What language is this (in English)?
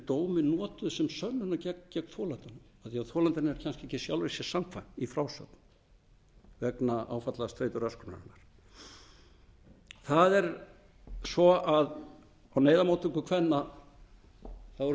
Icelandic